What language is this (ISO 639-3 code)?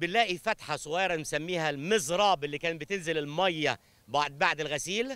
ara